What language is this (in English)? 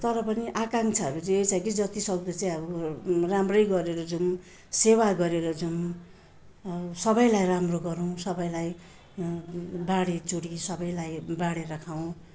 Nepali